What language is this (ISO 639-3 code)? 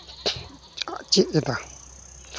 sat